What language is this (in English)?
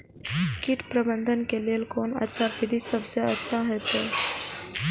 Maithili